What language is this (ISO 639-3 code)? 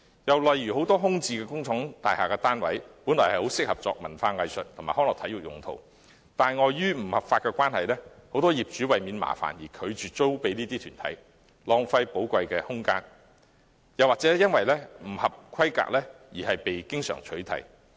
yue